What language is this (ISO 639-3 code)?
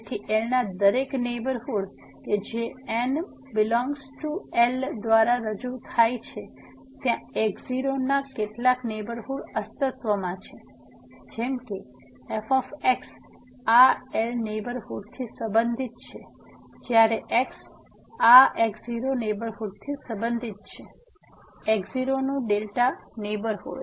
guj